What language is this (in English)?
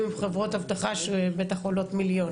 Hebrew